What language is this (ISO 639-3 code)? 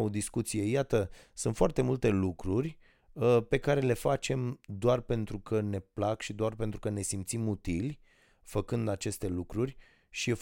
ron